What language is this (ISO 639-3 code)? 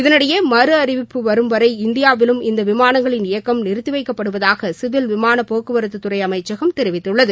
tam